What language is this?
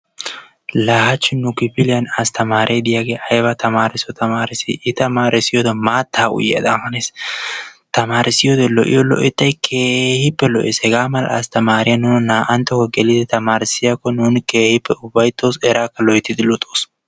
Wolaytta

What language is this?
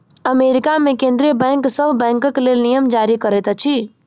Maithili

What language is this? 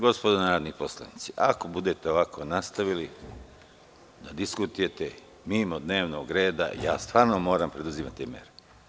Serbian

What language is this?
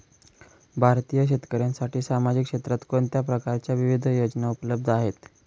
Marathi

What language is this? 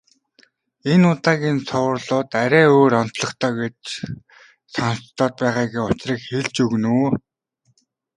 Mongolian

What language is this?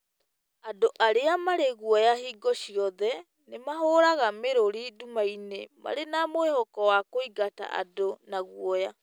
Kikuyu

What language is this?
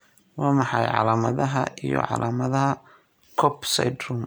Somali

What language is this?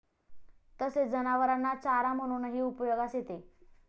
Marathi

